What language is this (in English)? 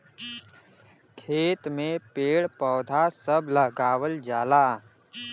Bhojpuri